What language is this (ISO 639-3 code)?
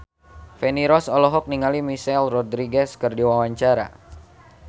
sun